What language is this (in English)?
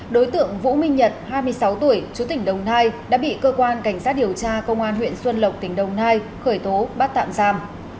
Vietnamese